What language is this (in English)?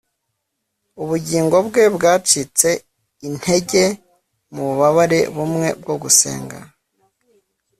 Kinyarwanda